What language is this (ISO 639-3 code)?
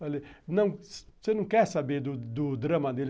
por